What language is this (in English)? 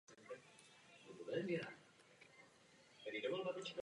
Czech